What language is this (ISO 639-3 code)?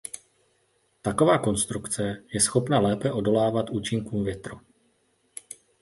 ces